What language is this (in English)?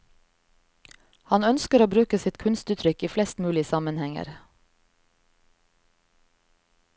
Norwegian